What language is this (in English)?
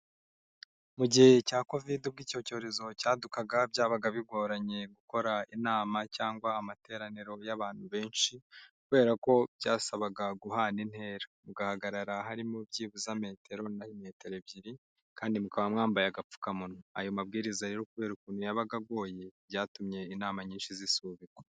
Kinyarwanda